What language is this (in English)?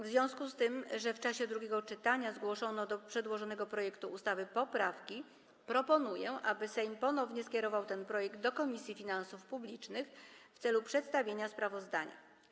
Polish